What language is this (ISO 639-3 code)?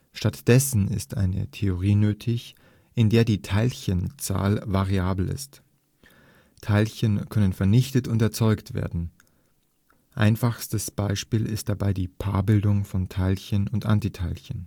deu